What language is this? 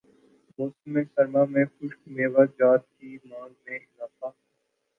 Urdu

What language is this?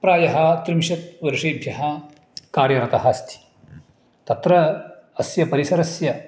Sanskrit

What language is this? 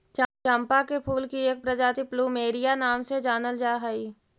Magahi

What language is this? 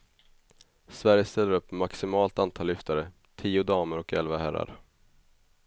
Swedish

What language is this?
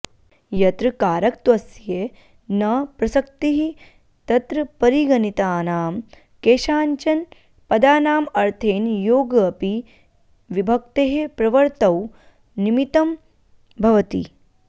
Sanskrit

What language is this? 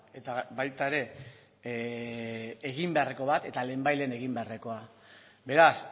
Basque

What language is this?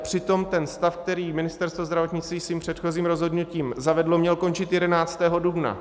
Czech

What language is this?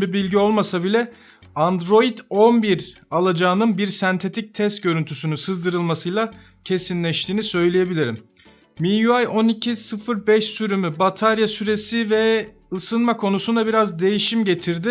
Turkish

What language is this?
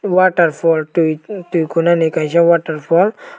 Kok Borok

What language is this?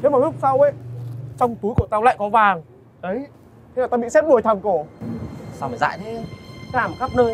Vietnamese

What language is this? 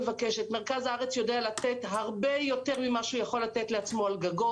Hebrew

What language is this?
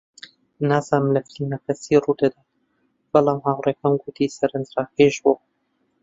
Central Kurdish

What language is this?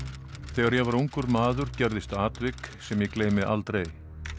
Icelandic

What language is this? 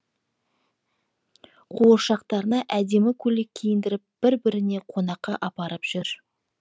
Kazakh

